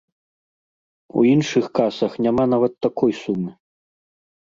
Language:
Belarusian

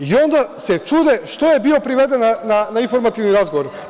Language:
Serbian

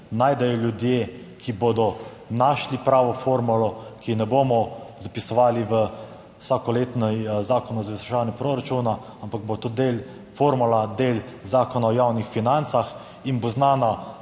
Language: Slovenian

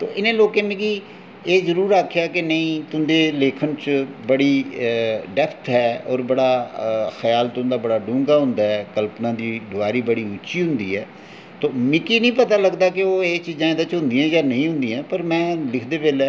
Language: Dogri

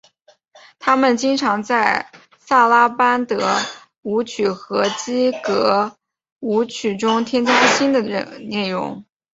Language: Chinese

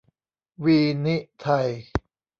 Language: Thai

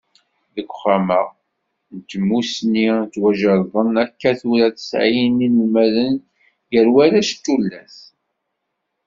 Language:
Kabyle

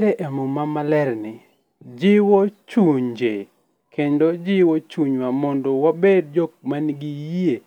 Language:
Luo (Kenya and Tanzania)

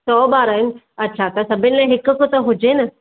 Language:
Sindhi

